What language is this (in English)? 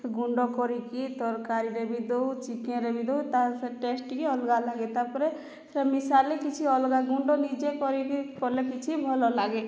Odia